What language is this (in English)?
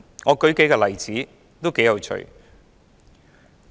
Cantonese